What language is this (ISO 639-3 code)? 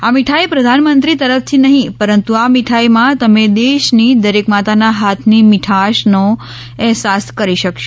guj